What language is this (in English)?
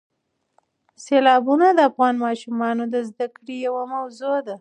Pashto